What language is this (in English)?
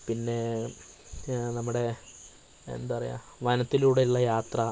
Malayalam